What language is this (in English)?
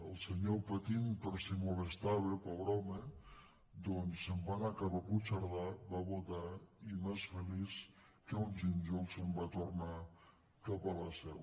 Catalan